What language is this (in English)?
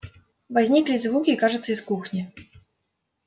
Russian